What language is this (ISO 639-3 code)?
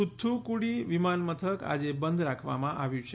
guj